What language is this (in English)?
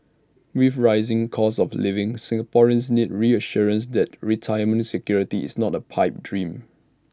English